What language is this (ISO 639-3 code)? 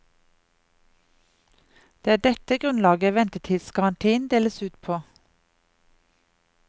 nor